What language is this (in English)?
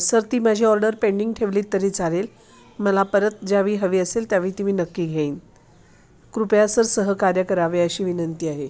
Marathi